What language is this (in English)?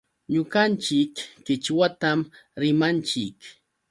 Yauyos Quechua